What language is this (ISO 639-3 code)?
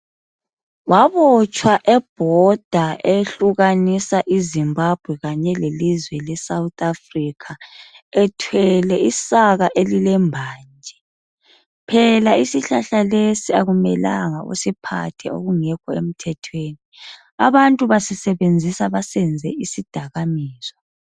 nde